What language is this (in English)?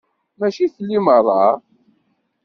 Kabyle